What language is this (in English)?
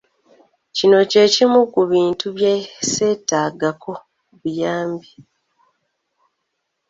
Ganda